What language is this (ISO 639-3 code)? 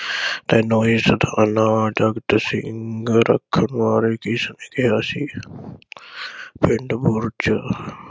pan